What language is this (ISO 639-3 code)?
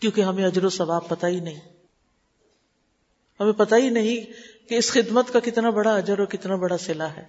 urd